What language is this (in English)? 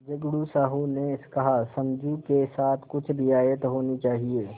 Hindi